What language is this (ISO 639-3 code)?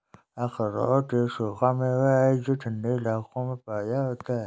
hin